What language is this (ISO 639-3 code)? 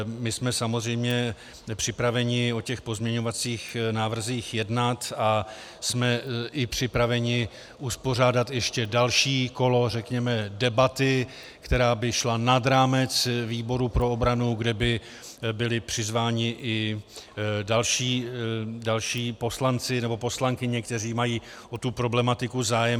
ces